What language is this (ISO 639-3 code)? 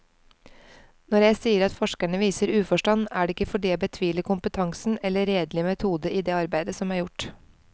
nor